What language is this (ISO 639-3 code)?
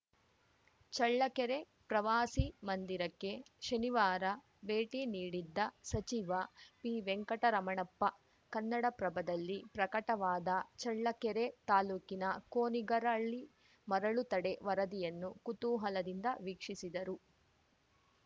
kan